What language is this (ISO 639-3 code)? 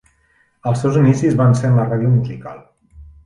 cat